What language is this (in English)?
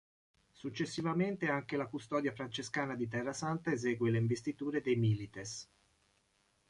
Italian